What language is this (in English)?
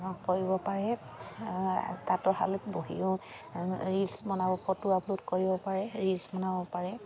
Assamese